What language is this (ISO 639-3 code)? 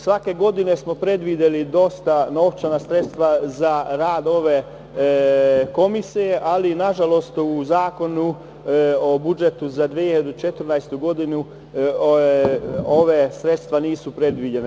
srp